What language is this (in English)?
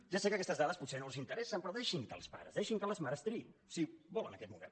Catalan